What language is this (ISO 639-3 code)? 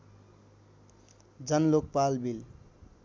nep